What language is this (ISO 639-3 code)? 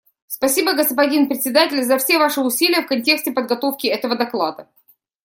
rus